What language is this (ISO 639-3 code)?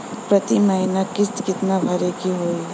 bho